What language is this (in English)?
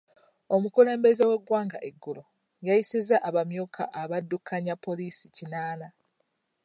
Ganda